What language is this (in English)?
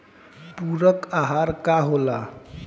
Bhojpuri